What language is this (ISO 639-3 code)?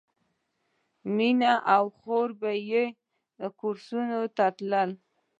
pus